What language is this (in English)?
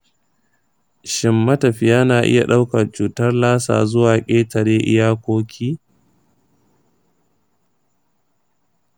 Hausa